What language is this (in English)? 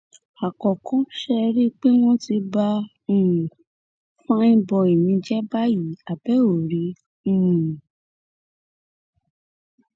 Yoruba